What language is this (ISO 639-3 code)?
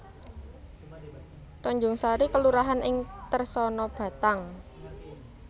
jav